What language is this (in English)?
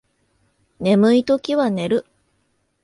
Japanese